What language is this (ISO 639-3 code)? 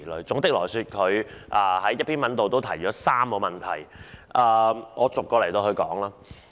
yue